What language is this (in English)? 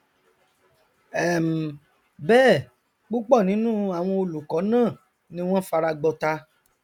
Yoruba